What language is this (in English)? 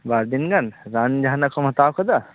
Santali